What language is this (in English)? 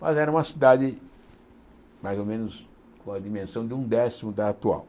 Portuguese